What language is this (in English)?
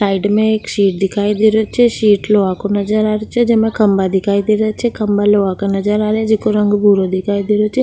Rajasthani